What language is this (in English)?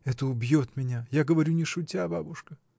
Russian